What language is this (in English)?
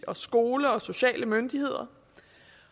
Danish